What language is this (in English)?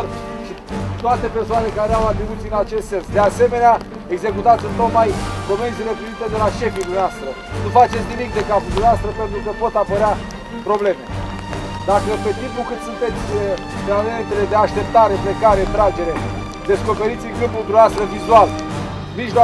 Romanian